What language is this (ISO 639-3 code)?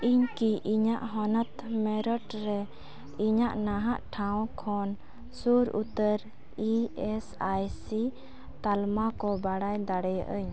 sat